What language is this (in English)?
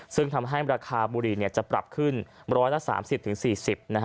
Thai